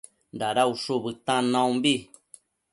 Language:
Matsés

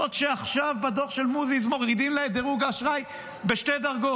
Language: Hebrew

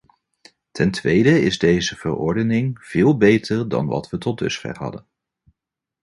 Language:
Dutch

